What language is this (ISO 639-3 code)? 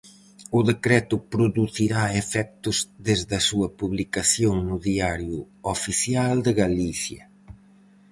glg